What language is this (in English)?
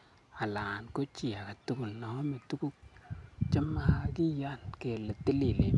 Kalenjin